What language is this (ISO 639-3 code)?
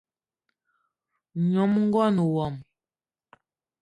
eto